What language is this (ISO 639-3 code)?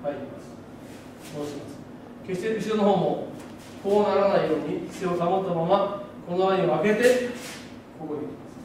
jpn